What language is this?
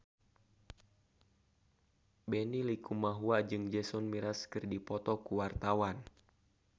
Sundanese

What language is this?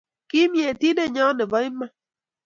Kalenjin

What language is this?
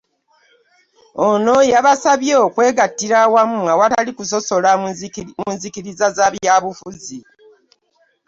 Ganda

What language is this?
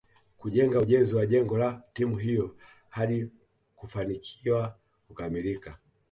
Swahili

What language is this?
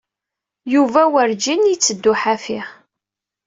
Kabyle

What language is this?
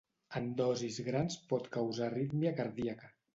Catalan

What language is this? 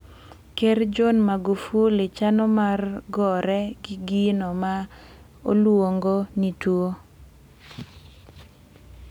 Luo (Kenya and Tanzania)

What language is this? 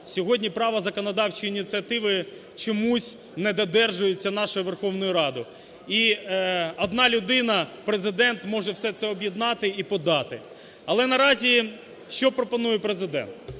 Ukrainian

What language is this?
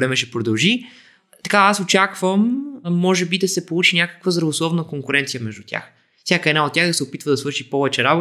Bulgarian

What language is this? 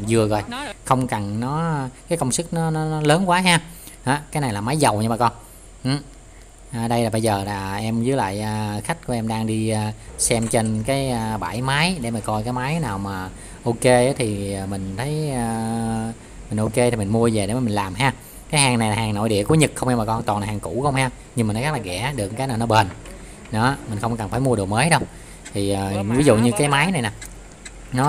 Vietnamese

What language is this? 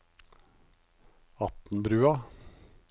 Norwegian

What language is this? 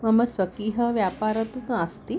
Sanskrit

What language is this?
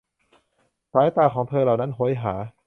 Thai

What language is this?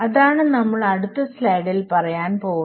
Malayalam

